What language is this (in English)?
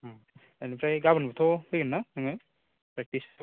Bodo